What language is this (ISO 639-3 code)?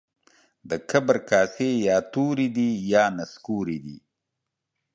pus